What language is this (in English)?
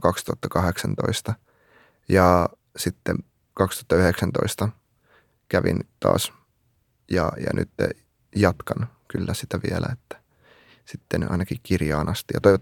Finnish